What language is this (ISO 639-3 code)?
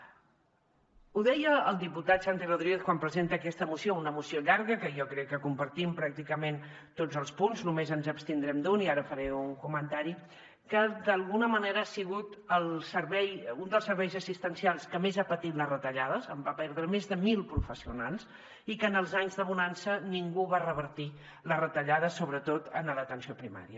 cat